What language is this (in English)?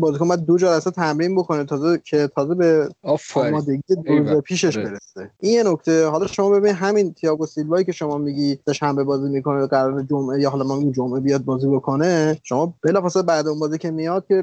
Persian